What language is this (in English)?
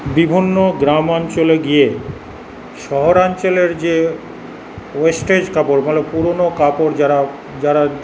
Bangla